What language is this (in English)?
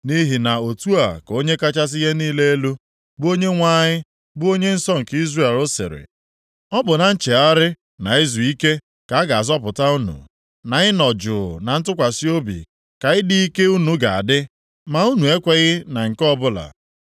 Igbo